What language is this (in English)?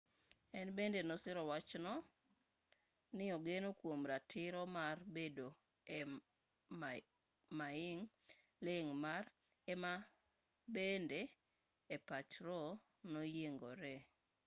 Luo (Kenya and Tanzania)